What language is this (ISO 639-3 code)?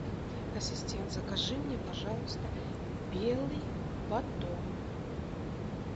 rus